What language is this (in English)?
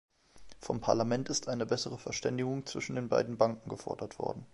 German